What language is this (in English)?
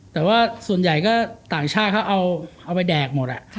Thai